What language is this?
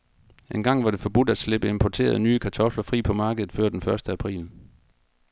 Danish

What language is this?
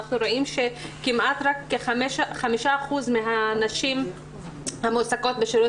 Hebrew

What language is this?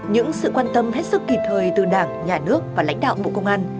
Vietnamese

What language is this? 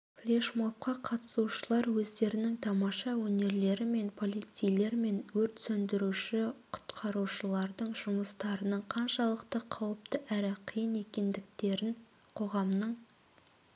Kazakh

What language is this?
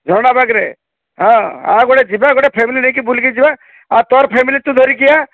Odia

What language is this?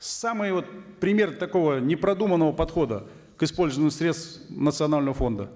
Kazakh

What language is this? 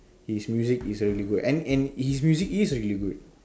English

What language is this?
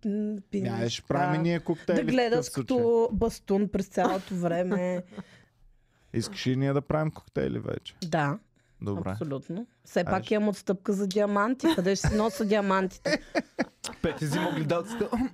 Bulgarian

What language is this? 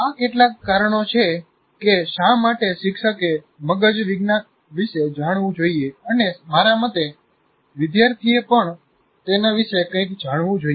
Gujarati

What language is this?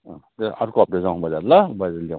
Nepali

